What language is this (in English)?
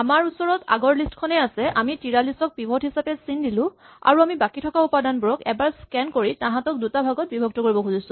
Assamese